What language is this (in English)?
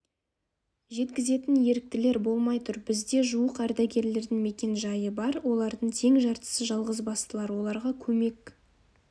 Kazakh